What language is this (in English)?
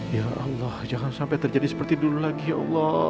Indonesian